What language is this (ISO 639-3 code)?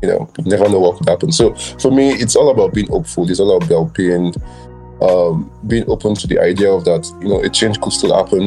eng